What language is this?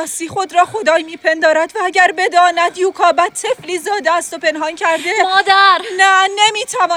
Persian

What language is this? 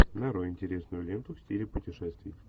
Russian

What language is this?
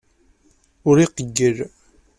Kabyle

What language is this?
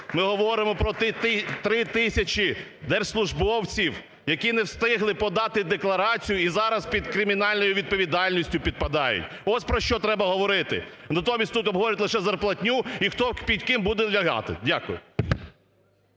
Ukrainian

